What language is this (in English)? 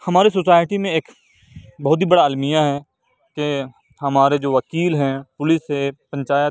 Urdu